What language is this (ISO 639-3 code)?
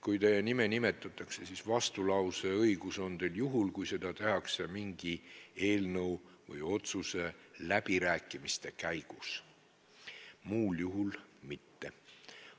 est